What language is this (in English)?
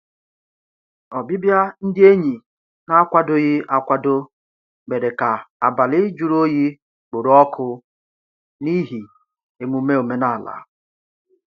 Igbo